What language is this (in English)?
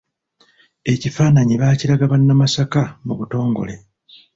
Ganda